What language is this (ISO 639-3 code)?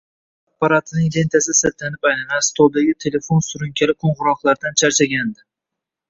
uzb